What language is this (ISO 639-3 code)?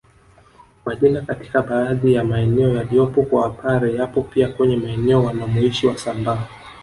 swa